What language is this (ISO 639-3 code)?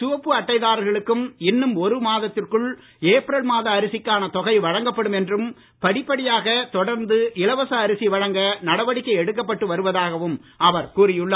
tam